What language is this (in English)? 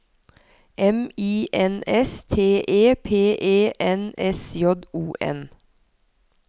Norwegian